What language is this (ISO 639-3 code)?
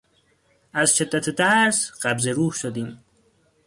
fas